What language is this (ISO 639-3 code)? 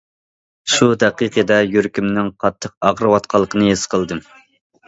uig